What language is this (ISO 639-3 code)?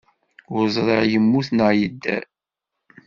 kab